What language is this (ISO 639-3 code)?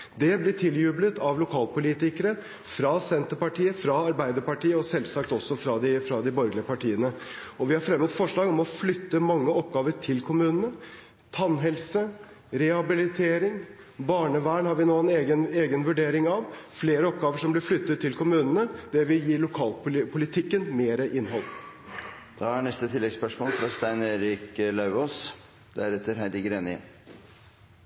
nor